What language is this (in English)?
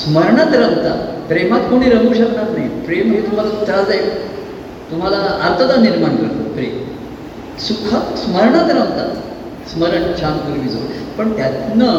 Marathi